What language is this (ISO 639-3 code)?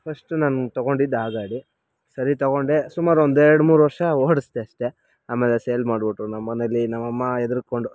kan